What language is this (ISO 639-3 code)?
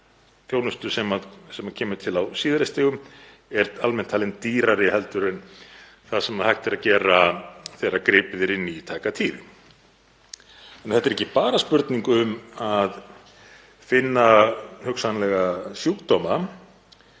isl